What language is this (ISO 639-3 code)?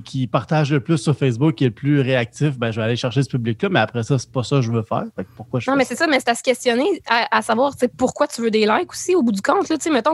fra